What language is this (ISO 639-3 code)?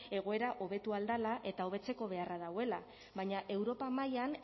eus